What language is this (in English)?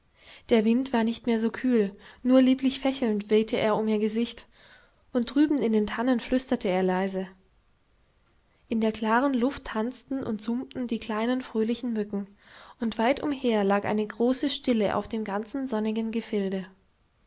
German